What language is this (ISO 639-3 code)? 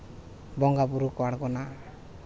sat